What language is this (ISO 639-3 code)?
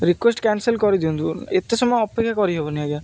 ori